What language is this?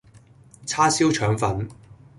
Cantonese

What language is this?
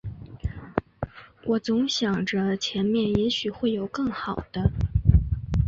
Chinese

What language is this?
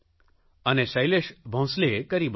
Gujarati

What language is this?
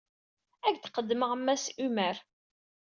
Kabyle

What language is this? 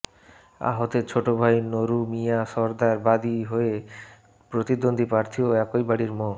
Bangla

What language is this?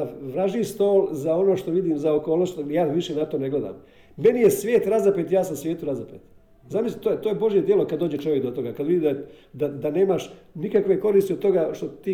Croatian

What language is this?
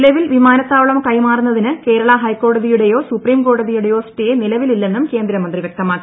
Malayalam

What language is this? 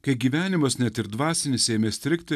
Lithuanian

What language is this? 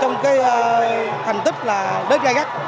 Vietnamese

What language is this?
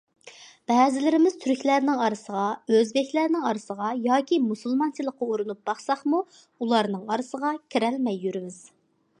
Uyghur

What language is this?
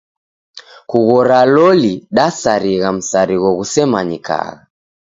Taita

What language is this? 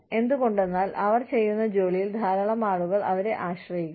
Malayalam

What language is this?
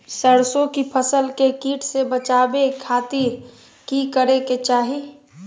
Magahi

